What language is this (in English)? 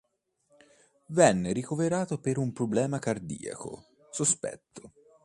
Italian